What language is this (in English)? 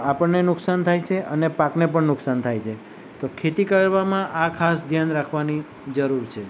Gujarati